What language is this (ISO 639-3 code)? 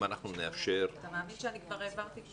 heb